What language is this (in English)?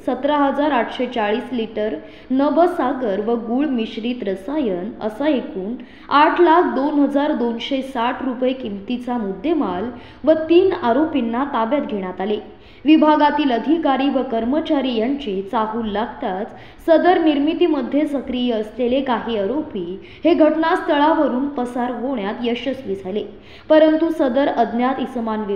Marathi